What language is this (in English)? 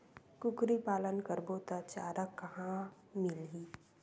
Chhattisgarhi